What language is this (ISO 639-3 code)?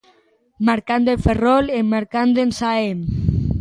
glg